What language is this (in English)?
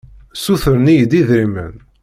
Kabyle